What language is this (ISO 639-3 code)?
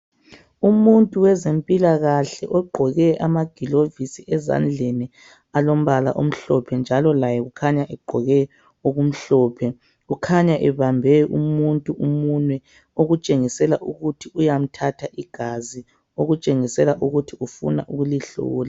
nde